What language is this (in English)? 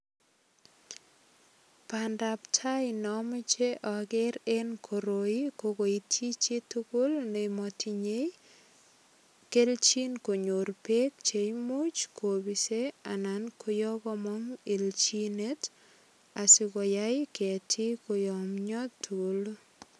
Kalenjin